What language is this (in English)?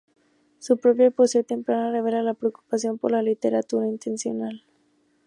Spanish